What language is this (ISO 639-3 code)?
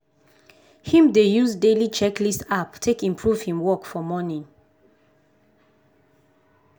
pcm